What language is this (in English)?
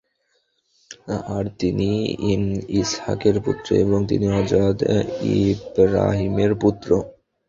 Bangla